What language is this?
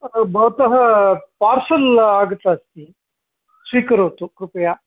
Sanskrit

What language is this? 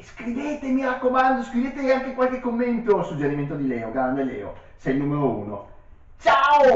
Italian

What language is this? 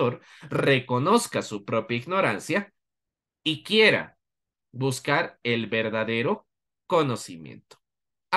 Spanish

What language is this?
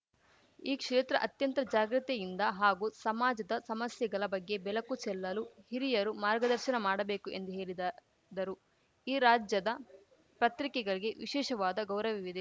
Kannada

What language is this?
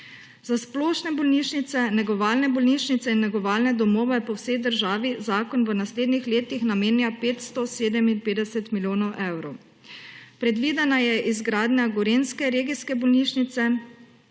Slovenian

